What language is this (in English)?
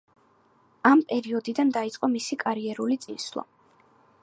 Georgian